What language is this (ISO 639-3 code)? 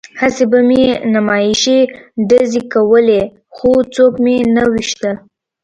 pus